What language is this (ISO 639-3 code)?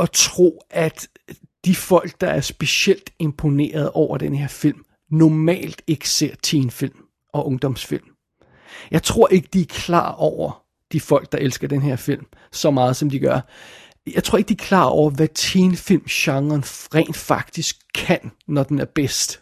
dan